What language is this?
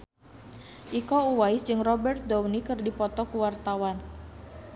Sundanese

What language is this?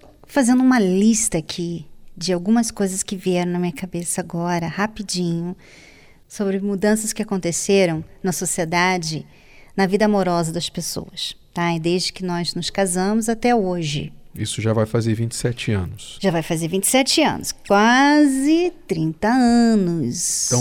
Portuguese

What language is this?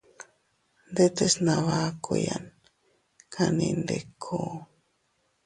Teutila Cuicatec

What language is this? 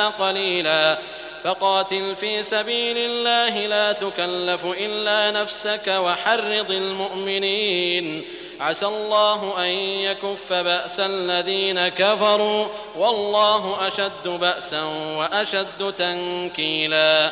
Arabic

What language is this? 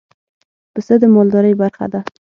Pashto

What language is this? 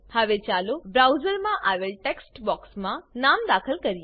Gujarati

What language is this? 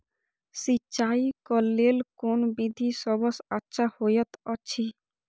Maithili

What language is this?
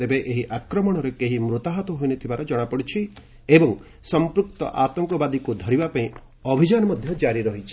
Odia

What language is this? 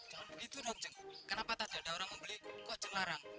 Indonesian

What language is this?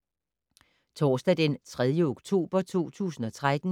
Danish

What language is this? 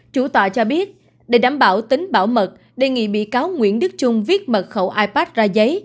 Vietnamese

